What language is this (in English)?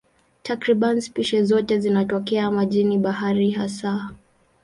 Swahili